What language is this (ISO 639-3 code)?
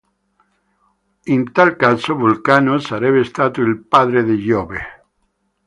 ita